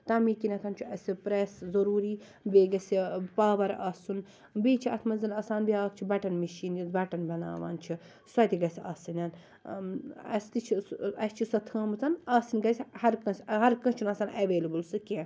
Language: Kashmiri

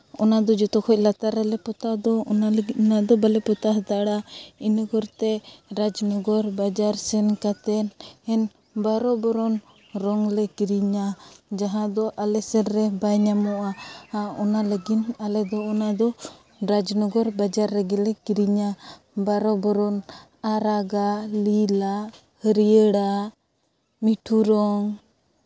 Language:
Santali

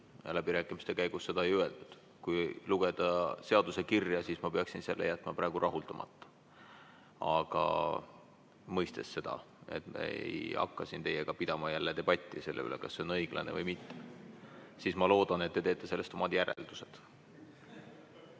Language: Estonian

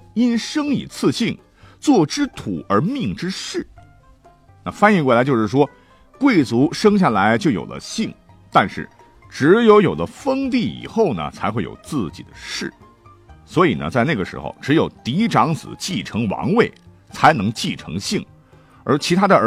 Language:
Chinese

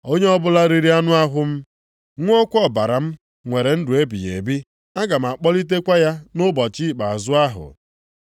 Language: Igbo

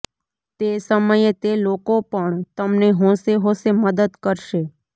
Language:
Gujarati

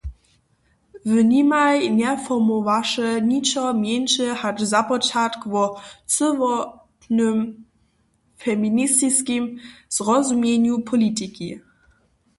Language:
Upper Sorbian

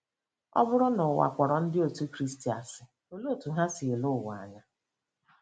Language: Igbo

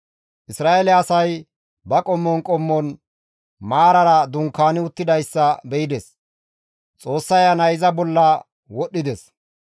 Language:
Gamo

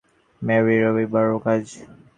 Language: Bangla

